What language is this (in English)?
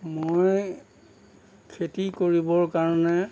Assamese